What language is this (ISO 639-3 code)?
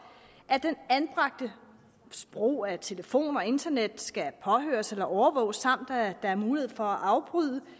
dan